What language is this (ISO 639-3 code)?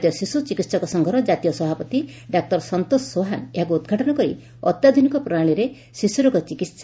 ori